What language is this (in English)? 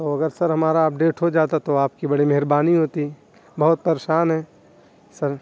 Urdu